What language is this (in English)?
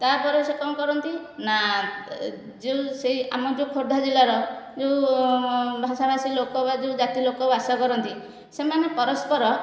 Odia